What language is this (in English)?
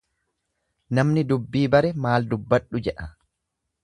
Oromo